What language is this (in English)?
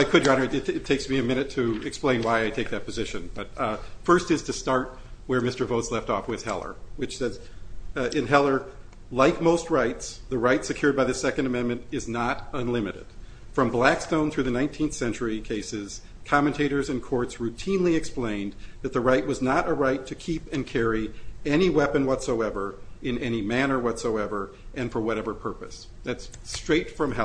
English